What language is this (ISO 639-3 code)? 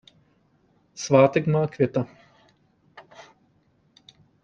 ces